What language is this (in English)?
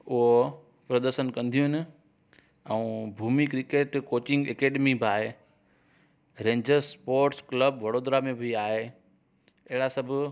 Sindhi